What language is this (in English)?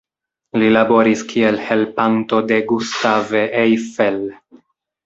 Esperanto